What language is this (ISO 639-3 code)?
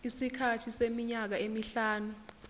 zul